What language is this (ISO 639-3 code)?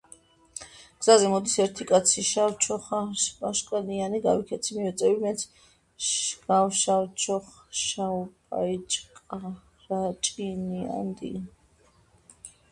kat